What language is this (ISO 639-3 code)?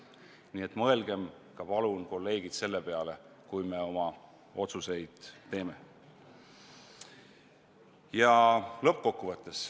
est